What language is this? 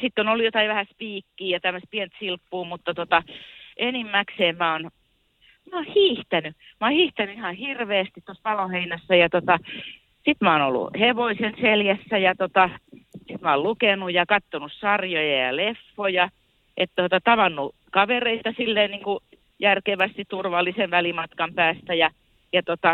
Finnish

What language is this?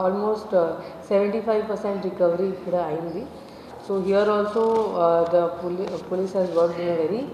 Telugu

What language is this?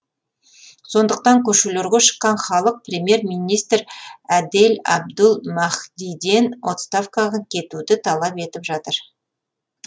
Kazakh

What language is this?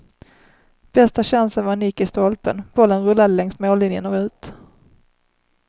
Swedish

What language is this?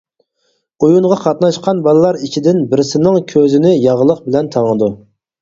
Uyghur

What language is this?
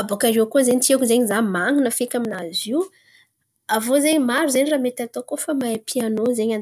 Antankarana Malagasy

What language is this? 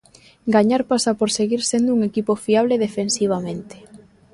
Galician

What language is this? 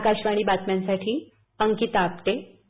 Marathi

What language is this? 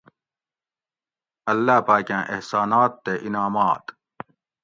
Gawri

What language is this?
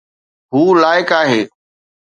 Sindhi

